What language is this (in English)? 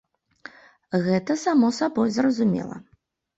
Belarusian